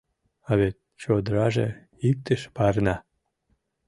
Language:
Mari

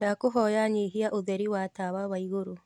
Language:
Kikuyu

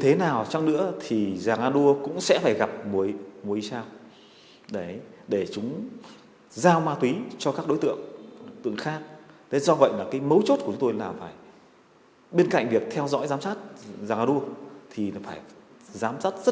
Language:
Vietnamese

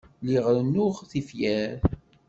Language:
Kabyle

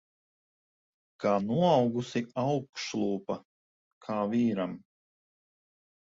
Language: Latvian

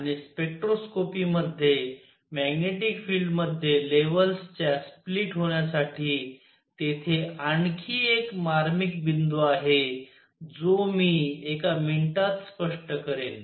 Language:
Marathi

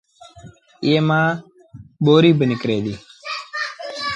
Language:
Sindhi Bhil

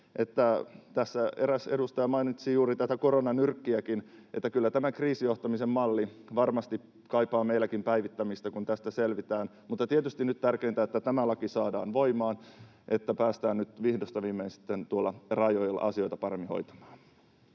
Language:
Finnish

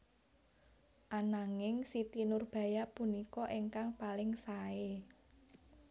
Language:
Javanese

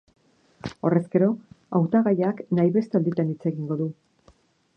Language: Basque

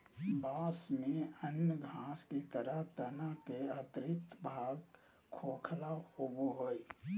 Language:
Magahi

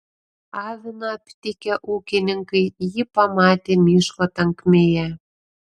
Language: Lithuanian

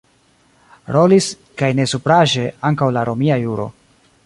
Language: Esperanto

